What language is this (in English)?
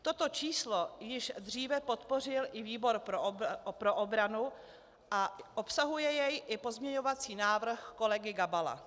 Czech